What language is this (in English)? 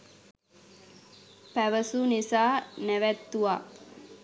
Sinhala